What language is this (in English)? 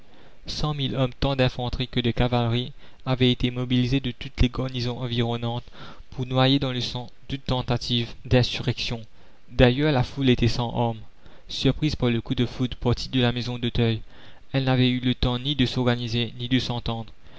French